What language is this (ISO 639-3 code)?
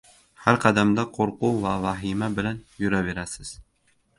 uzb